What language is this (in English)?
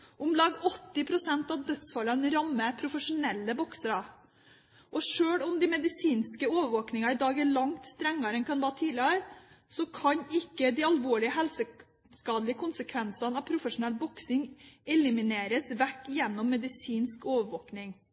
Norwegian Bokmål